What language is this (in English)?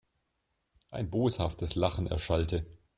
German